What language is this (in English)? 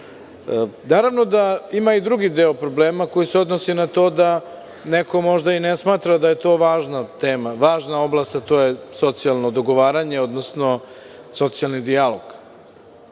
Serbian